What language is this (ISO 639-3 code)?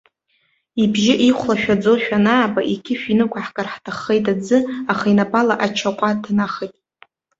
abk